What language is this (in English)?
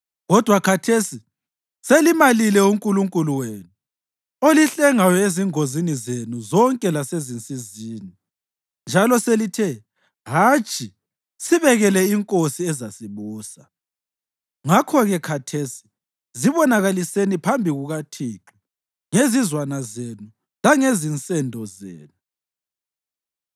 North Ndebele